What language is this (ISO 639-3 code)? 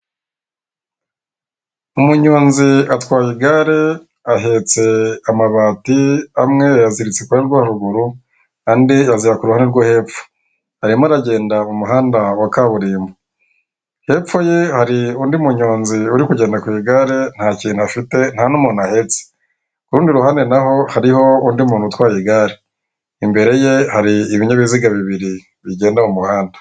kin